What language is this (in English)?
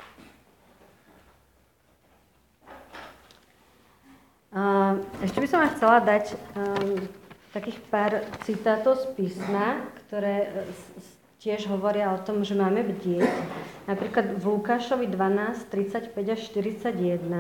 Slovak